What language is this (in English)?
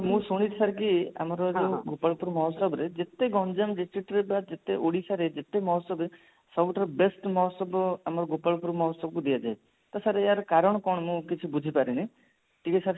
Odia